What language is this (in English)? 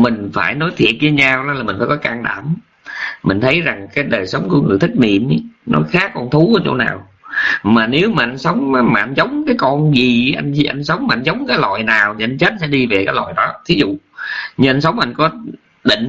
Vietnamese